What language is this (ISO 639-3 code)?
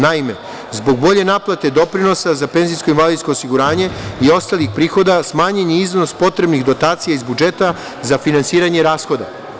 srp